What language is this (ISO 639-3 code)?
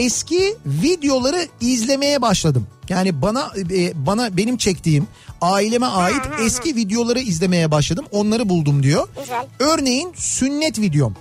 tur